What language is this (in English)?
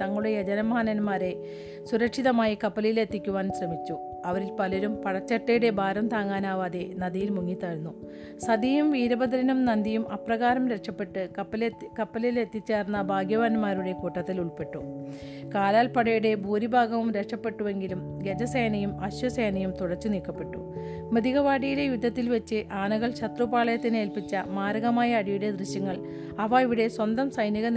Malayalam